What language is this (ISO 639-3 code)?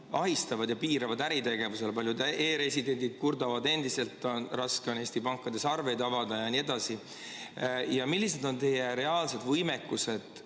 est